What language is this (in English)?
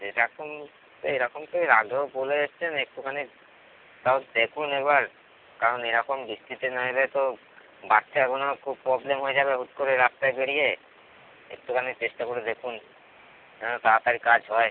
Bangla